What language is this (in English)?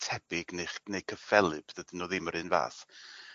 Welsh